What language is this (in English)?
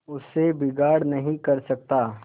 Hindi